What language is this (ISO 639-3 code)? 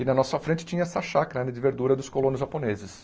por